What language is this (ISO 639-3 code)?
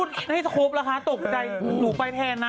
tha